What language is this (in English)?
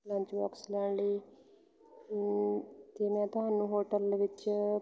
Punjabi